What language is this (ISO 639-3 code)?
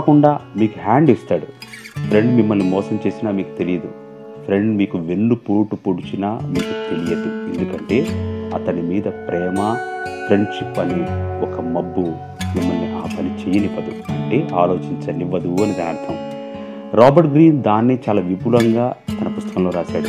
tel